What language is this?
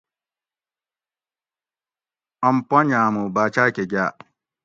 Gawri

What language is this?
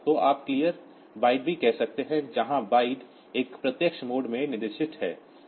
Hindi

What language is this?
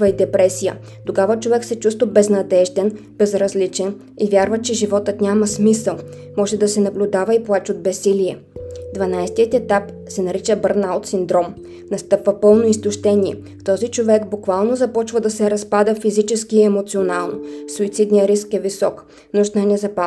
Bulgarian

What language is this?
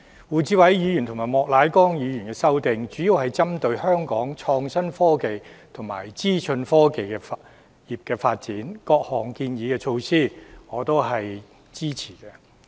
Cantonese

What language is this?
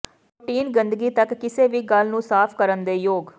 Punjabi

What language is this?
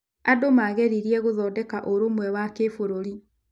Kikuyu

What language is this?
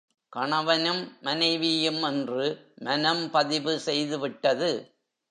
Tamil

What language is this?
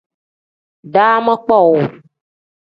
Tem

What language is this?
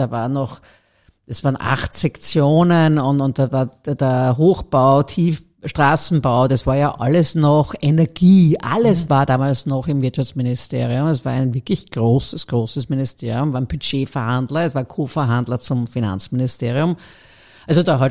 German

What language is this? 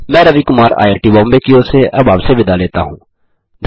Hindi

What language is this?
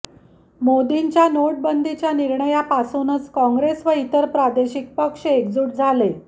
Marathi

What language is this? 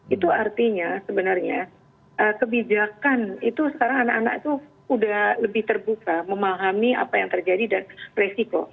Indonesian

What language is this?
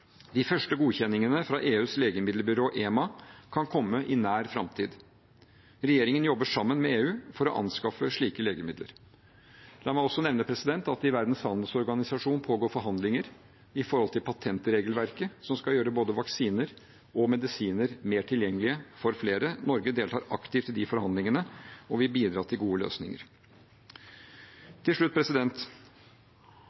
Norwegian Bokmål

